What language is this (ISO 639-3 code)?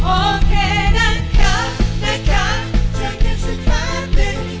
tha